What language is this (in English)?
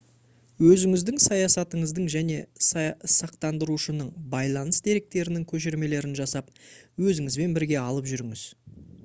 Kazakh